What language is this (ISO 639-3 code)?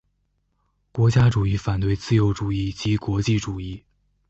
zho